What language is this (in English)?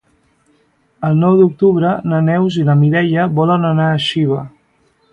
Catalan